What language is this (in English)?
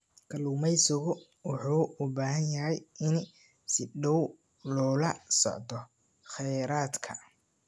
Somali